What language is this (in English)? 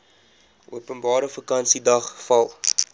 Afrikaans